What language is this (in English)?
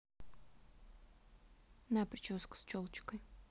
Russian